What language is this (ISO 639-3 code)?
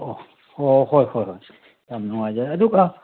mni